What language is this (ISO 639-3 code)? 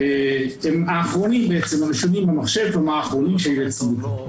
heb